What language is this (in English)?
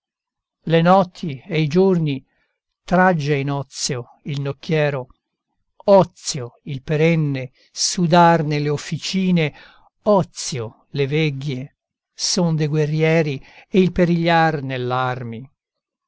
Italian